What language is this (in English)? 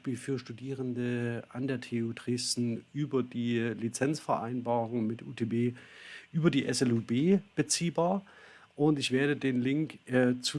German